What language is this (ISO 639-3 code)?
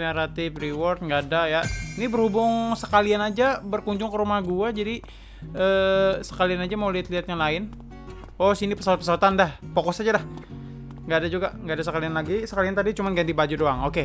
ind